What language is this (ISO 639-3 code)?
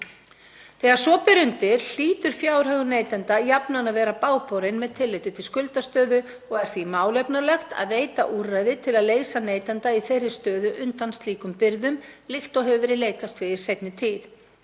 isl